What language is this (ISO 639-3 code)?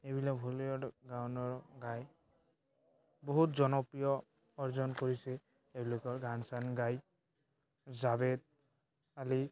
asm